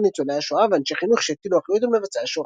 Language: Hebrew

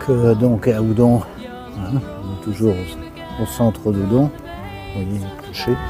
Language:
French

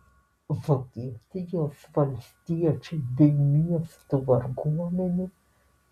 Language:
Lithuanian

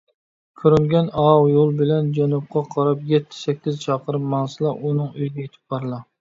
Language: Uyghur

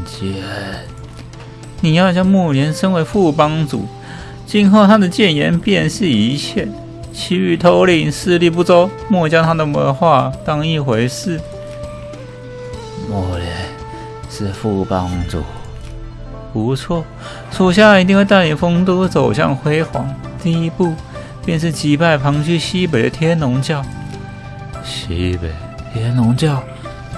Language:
Chinese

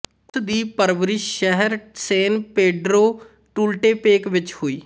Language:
Punjabi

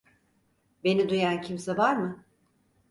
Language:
Turkish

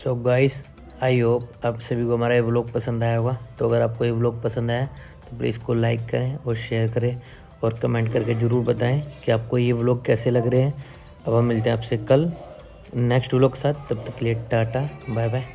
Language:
Hindi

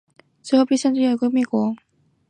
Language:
Chinese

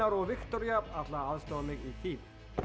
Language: Icelandic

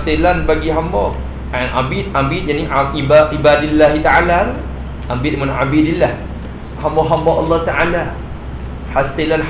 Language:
Malay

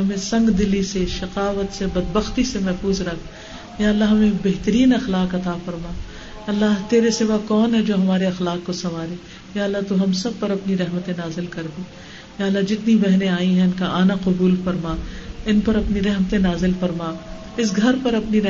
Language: Urdu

